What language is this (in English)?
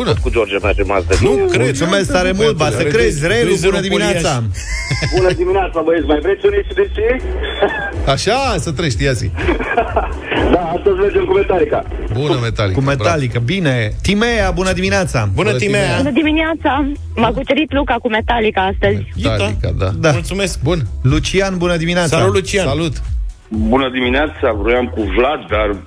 Romanian